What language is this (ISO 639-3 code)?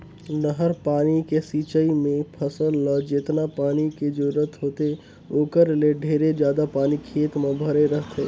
hne